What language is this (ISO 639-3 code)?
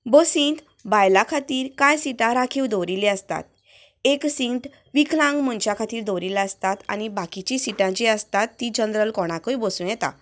kok